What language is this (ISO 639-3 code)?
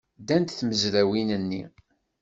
kab